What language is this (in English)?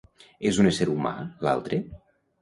Catalan